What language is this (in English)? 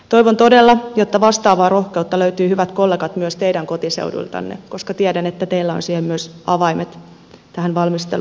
Finnish